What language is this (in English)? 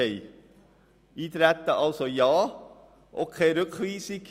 Swiss German